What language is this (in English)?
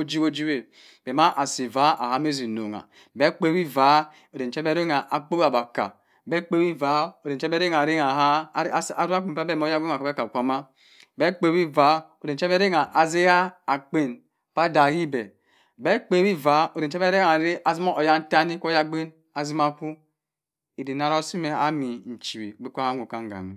Cross River Mbembe